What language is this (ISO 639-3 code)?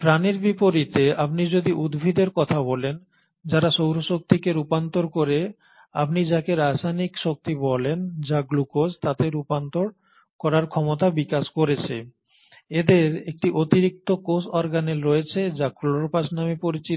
ben